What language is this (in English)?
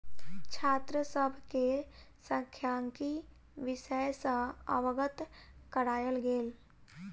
Maithili